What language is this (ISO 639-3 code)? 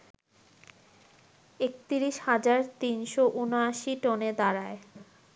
ben